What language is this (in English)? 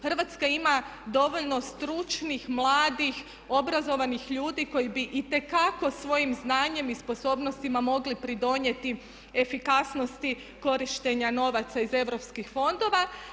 Croatian